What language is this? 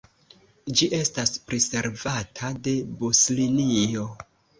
Esperanto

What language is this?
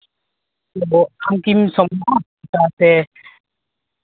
Santali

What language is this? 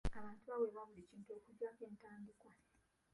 Ganda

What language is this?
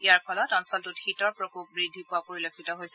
Assamese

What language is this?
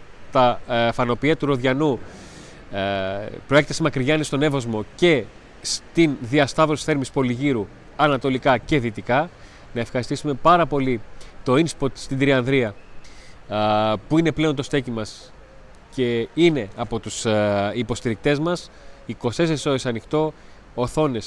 Greek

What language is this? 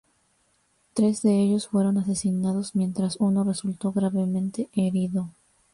Spanish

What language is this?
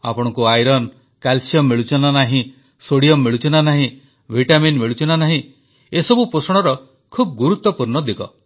Odia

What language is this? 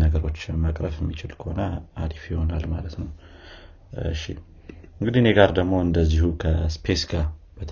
Amharic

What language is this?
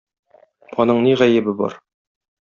Tatar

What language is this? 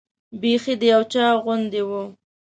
Pashto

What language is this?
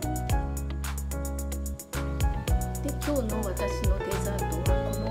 Japanese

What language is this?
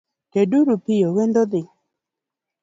Luo (Kenya and Tanzania)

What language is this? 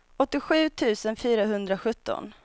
Swedish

